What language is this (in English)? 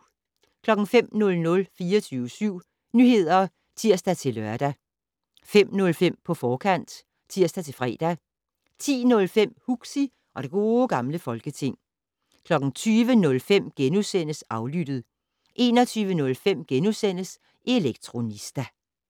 Danish